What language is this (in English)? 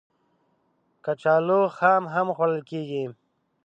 Pashto